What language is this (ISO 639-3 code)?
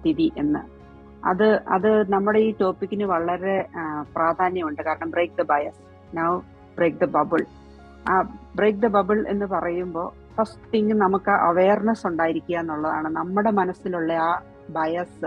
mal